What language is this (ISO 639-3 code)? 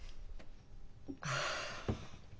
jpn